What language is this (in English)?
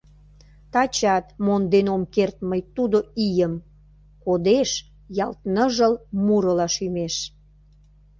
Mari